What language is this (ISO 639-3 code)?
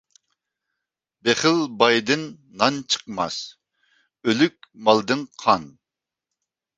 uig